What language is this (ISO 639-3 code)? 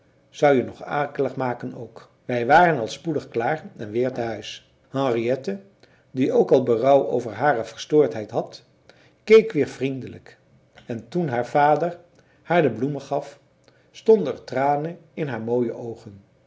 nld